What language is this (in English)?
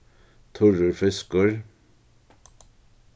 Faroese